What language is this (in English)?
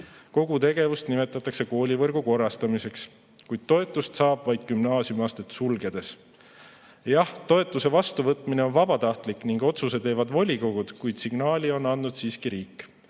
Estonian